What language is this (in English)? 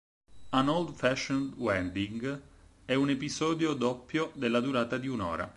Italian